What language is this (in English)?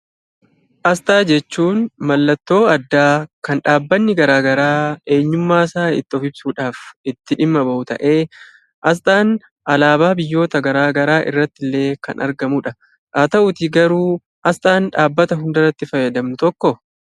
Oromo